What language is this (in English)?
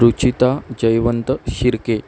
Marathi